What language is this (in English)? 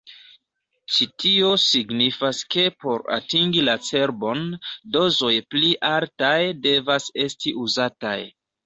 Esperanto